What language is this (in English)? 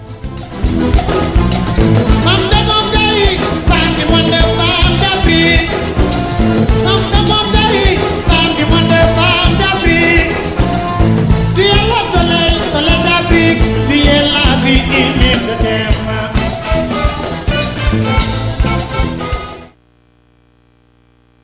Fula